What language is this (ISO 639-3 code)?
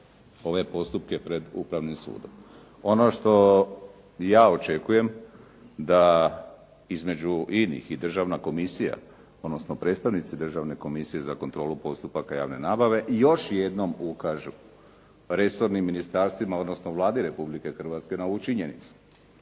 hrv